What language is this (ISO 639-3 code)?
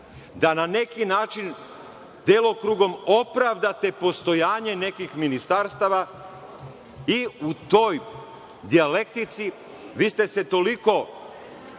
srp